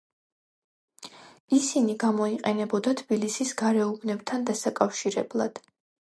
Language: Georgian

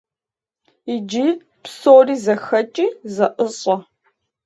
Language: Kabardian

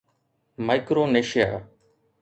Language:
Sindhi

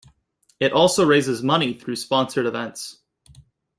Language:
English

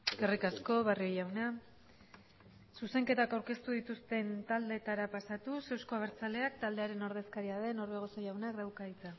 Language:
Basque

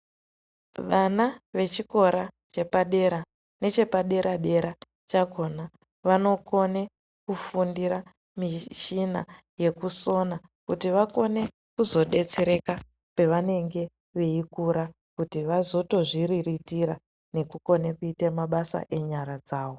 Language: Ndau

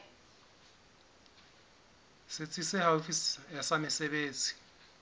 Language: Southern Sotho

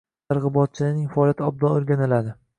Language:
Uzbek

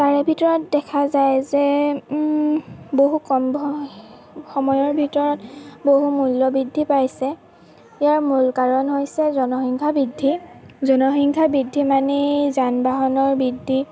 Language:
Assamese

